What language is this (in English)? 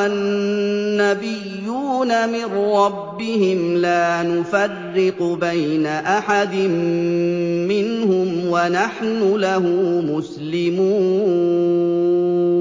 Arabic